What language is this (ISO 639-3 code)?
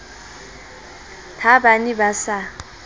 sot